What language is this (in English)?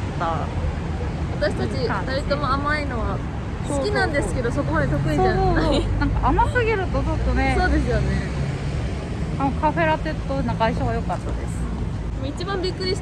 Japanese